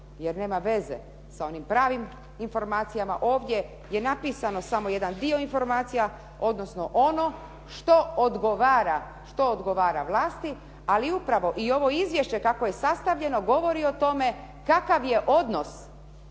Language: Croatian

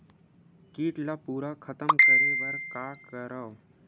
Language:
Chhattisgarhi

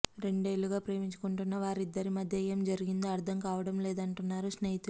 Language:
Telugu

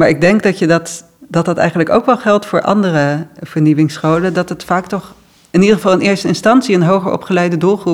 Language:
Dutch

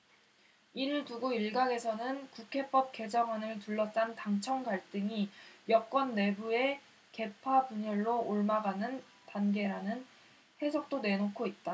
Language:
Korean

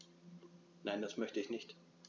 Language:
German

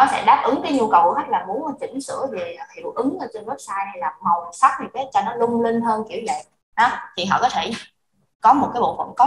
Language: Vietnamese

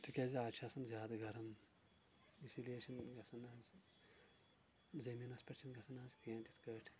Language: Kashmiri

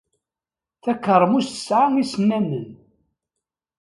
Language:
Kabyle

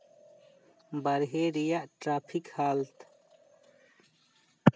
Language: Santali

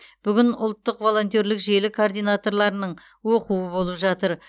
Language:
Kazakh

